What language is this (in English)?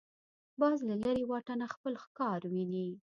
Pashto